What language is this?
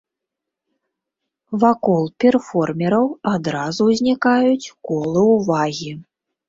Belarusian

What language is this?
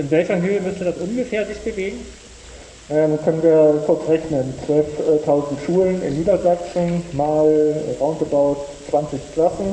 German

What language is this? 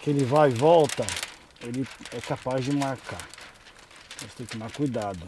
Portuguese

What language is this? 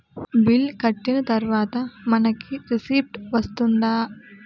Telugu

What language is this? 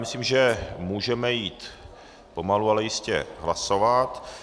Czech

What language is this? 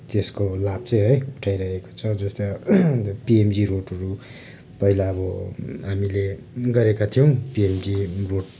Nepali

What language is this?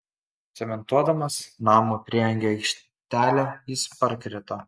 Lithuanian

